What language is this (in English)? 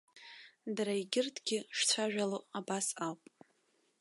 Abkhazian